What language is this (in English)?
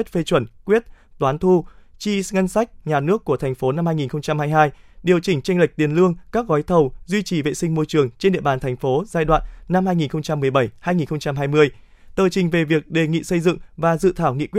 Vietnamese